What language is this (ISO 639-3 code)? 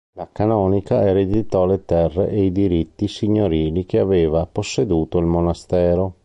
ita